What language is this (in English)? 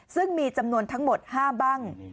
Thai